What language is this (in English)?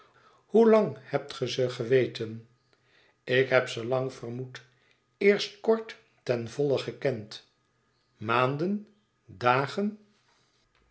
Dutch